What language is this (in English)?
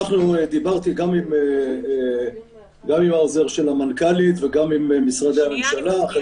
Hebrew